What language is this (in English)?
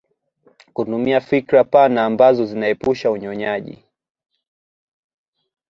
Swahili